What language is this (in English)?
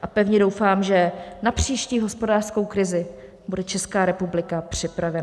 Czech